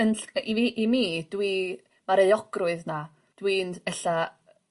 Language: Welsh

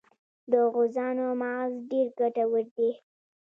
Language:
Pashto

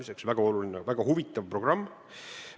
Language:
Estonian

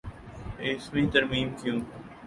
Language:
Urdu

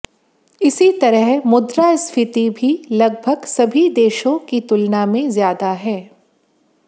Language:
Hindi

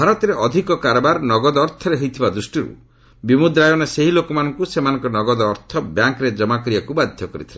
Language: Odia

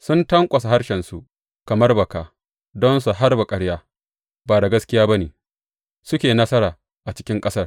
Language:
Hausa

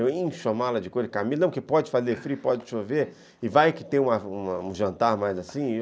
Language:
Portuguese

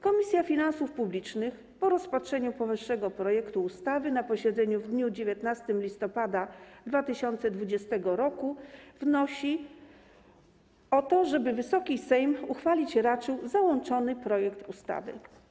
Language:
Polish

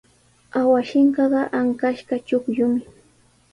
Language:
Sihuas Ancash Quechua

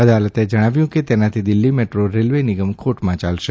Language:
Gujarati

